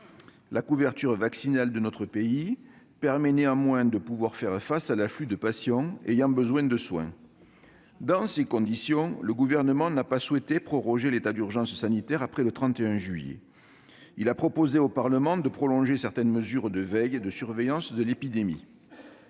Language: French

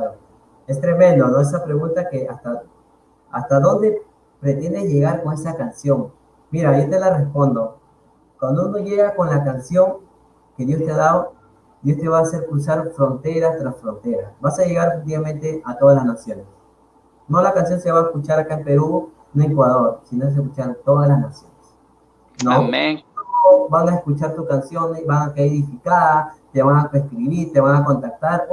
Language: Spanish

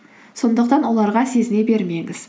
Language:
Kazakh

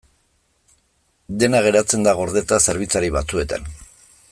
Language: Basque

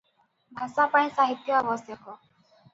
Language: Odia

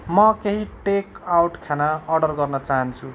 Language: Nepali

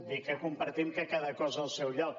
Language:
Catalan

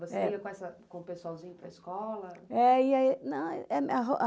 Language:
Portuguese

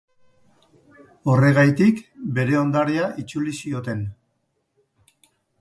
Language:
Basque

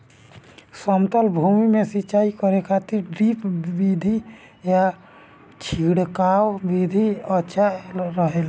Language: Bhojpuri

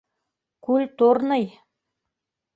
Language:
Bashkir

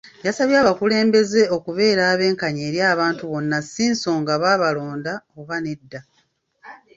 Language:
Ganda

